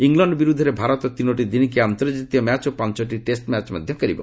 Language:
Odia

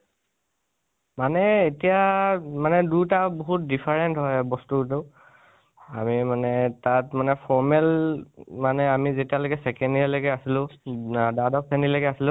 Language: Assamese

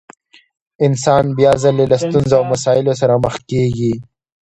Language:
Pashto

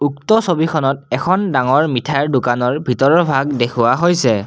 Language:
Assamese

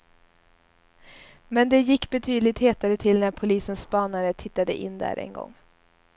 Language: Swedish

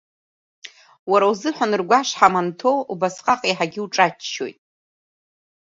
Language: Abkhazian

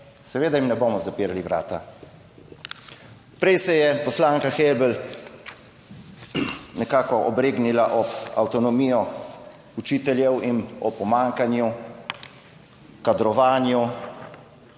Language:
Slovenian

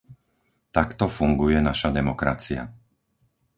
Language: Slovak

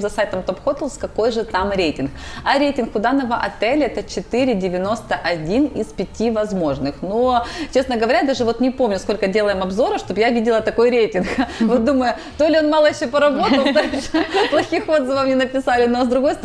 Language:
Russian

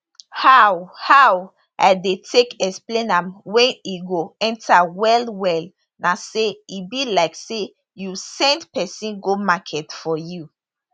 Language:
Nigerian Pidgin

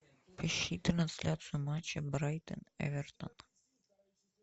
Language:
Russian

